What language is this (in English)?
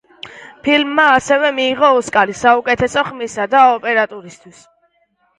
Georgian